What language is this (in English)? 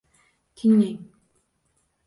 Uzbek